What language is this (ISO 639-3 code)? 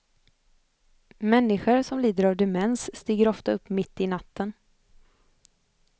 swe